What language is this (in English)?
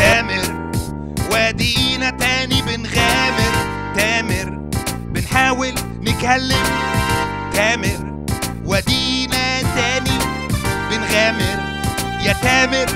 Arabic